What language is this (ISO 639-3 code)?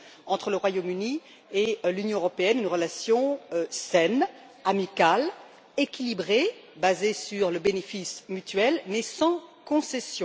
fra